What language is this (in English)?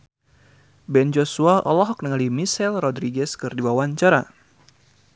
Sundanese